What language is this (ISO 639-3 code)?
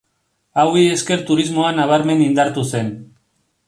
eus